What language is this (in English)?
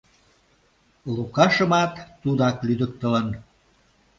Mari